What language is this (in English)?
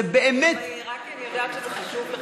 Hebrew